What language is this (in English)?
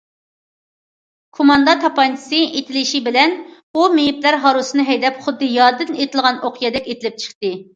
Uyghur